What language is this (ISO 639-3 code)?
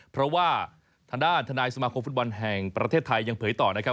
tha